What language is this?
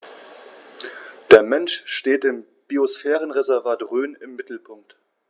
German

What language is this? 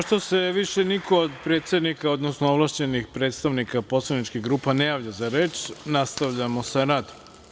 Serbian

